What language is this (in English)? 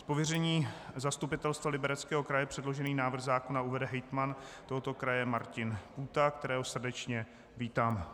Czech